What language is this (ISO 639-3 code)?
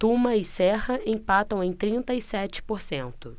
por